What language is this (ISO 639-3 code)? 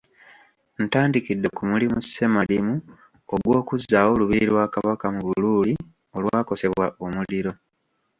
lug